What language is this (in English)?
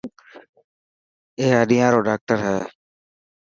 Dhatki